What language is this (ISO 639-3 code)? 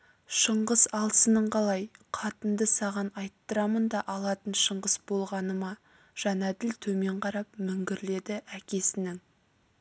kaz